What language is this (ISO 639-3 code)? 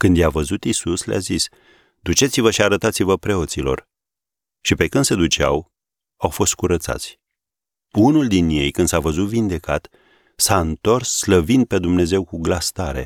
ron